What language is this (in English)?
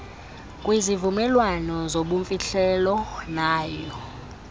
Xhosa